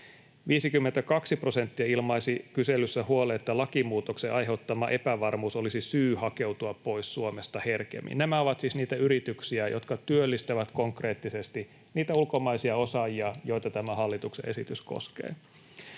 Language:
Finnish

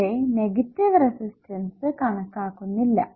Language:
Malayalam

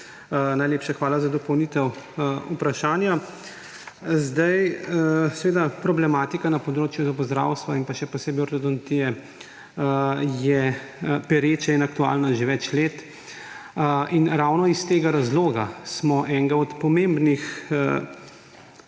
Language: Slovenian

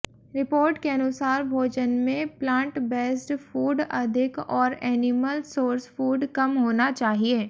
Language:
Hindi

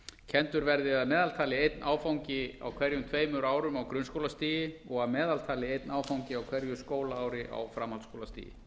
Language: Icelandic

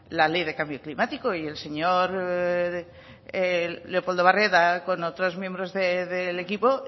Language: Spanish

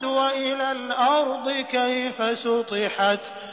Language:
Arabic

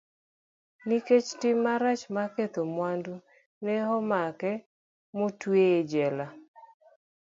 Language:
Luo (Kenya and Tanzania)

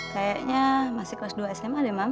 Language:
Indonesian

